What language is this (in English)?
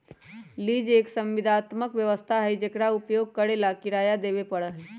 Magahi